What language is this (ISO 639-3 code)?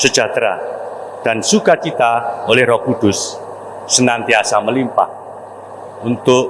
ind